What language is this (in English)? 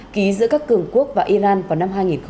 Vietnamese